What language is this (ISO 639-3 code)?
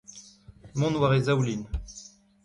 bre